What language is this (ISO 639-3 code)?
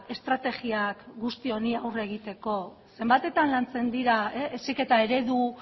eus